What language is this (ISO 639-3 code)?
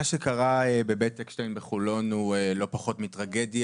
heb